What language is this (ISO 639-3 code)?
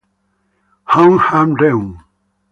ita